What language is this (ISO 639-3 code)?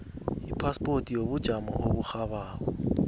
nbl